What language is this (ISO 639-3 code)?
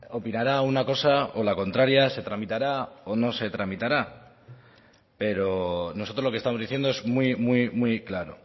spa